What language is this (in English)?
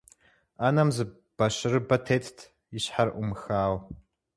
Kabardian